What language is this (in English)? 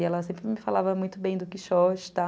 Portuguese